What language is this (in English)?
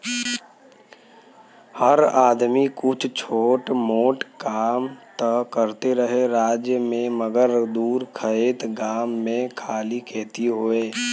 Bhojpuri